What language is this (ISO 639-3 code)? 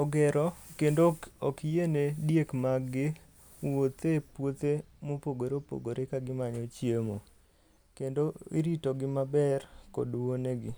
luo